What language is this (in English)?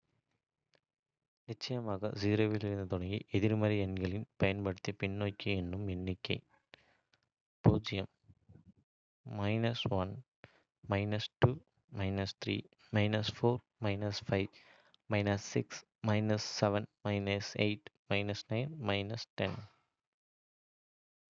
Kota (India)